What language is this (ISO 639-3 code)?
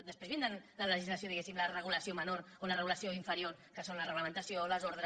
cat